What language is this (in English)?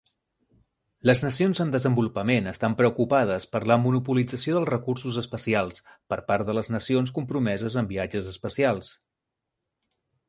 Catalan